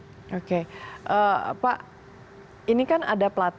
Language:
Indonesian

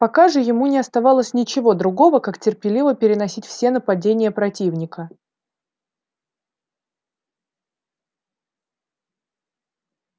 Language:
Russian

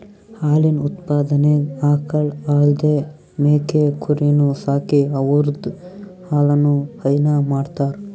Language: Kannada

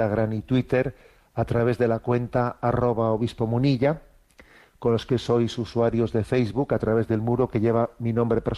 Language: Spanish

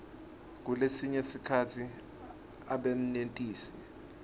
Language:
Swati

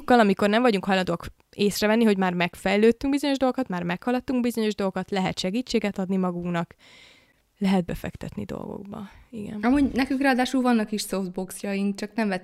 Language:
Hungarian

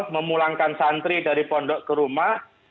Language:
Indonesian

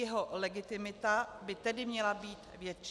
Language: Czech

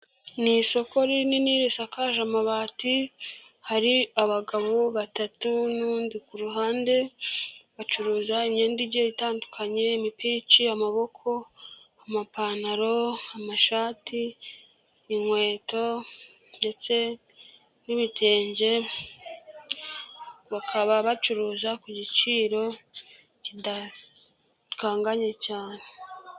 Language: Kinyarwanda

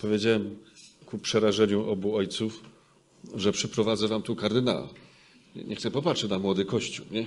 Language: Polish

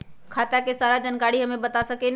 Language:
Magahi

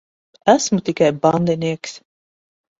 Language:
Latvian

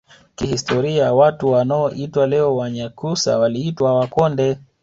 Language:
Swahili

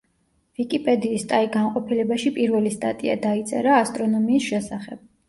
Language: Georgian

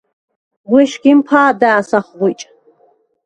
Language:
Svan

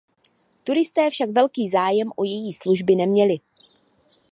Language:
Czech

